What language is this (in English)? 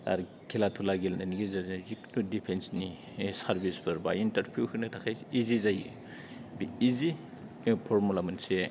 Bodo